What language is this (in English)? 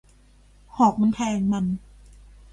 Thai